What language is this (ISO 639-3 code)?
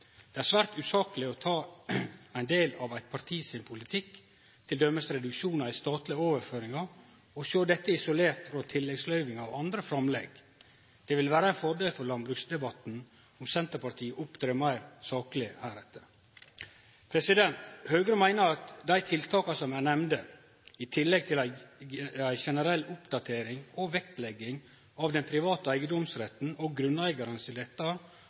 nno